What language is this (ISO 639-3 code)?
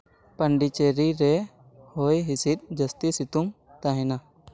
sat